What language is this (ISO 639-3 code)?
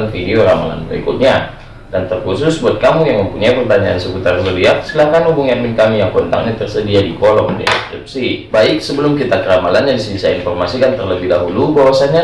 ind